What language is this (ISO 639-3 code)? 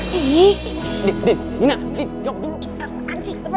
ind